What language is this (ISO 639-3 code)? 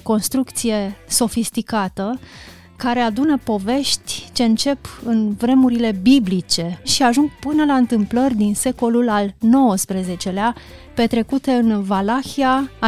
ron